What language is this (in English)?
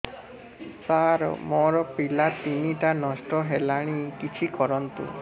Odia